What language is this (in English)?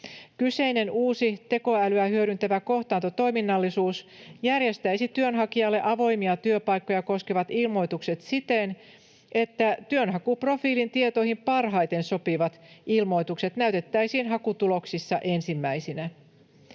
Finnish